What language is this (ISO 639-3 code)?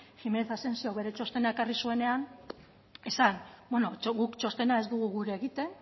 eus